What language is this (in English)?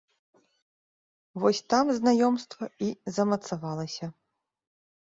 Belarusian